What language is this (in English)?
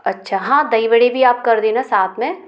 Hindi